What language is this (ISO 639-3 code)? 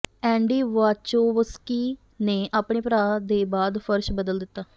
pan